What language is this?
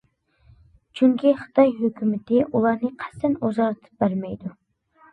Uyghur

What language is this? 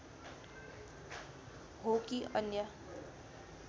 Nepali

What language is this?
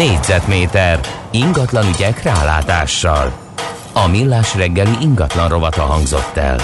Hungarian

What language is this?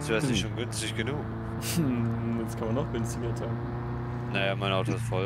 German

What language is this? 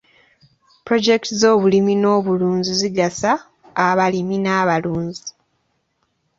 Ganda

